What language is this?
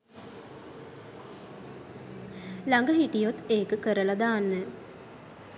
Sinhala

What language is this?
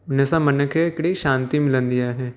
Sindhi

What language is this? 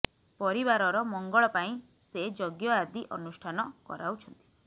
Odia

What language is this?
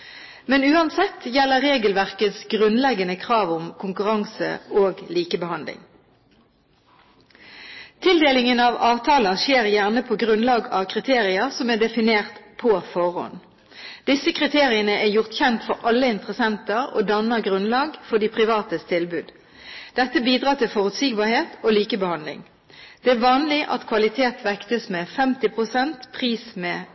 Norwegian Bokmål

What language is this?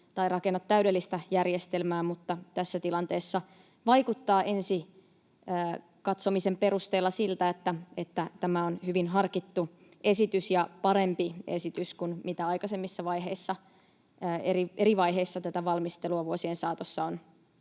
Finnish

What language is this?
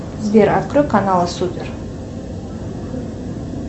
Russian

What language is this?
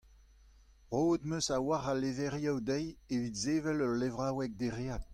Breton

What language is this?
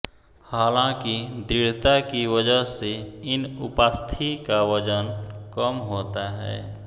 Hindi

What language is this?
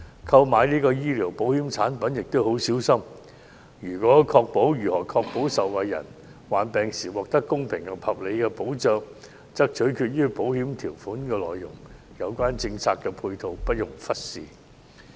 Cantonese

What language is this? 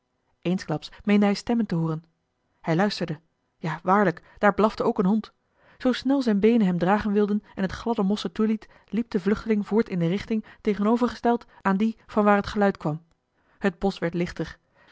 Dutch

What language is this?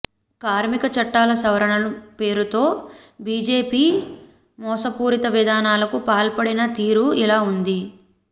Telugu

